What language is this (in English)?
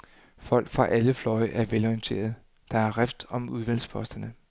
Danish